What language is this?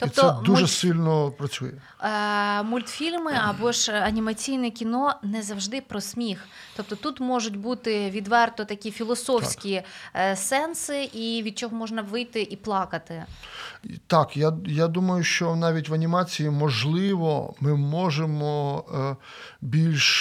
Ukrainian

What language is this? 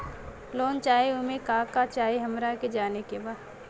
Bhojpuri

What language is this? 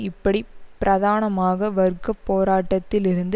Tamil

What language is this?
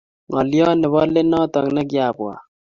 Kalenjin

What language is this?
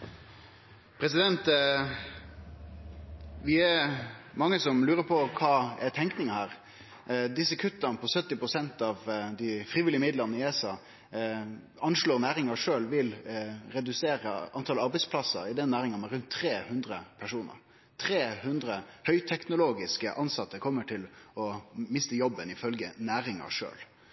Norwegian Nynorsk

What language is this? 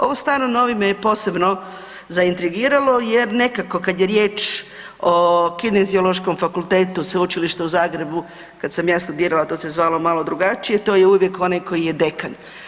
Croatian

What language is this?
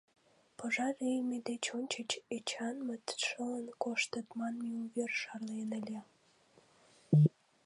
Mari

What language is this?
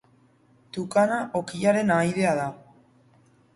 Basque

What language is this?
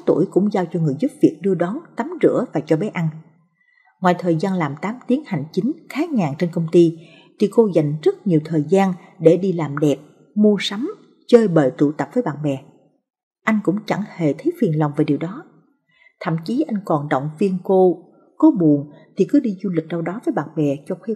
Vietnamese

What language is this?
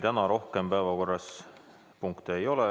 Estonian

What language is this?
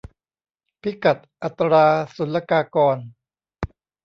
Thai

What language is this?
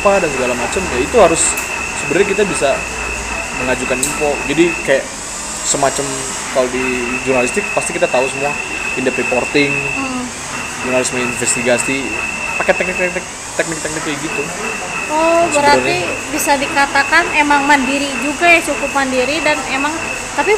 Indonesian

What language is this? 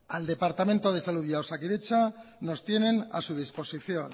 Spanish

